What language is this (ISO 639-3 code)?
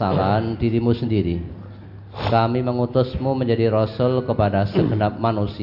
ind